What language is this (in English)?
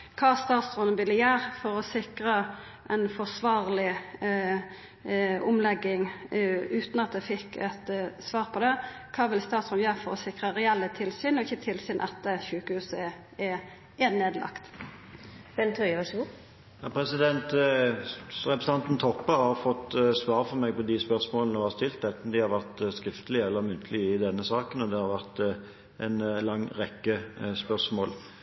Norwegian